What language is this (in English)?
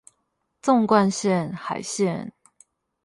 Chinese